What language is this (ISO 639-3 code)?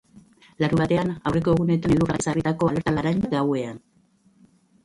eus